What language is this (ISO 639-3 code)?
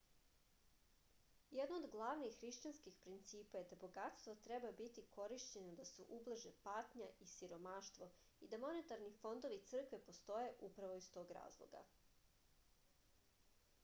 srp